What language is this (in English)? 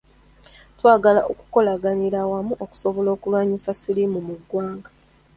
Ganda